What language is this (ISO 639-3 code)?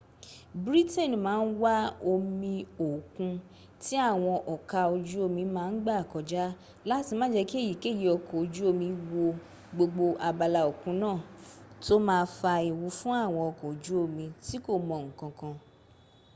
yor